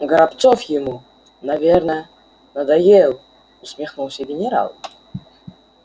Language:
Russian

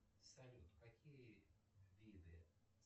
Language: Russian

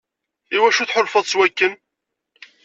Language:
Kabyle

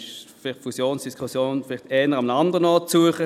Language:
Swiss German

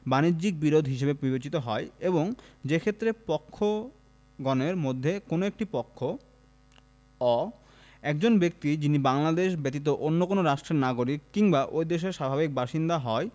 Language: Bangla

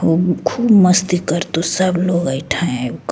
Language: Maithili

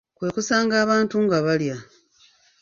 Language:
Ganda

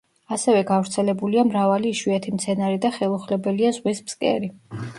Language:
Georgian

